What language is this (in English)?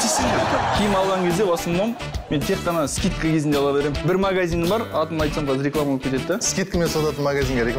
Turkish